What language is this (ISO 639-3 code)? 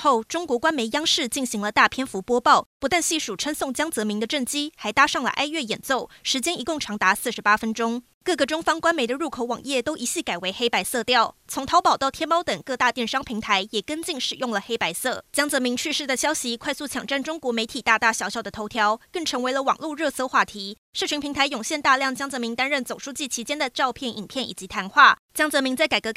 zho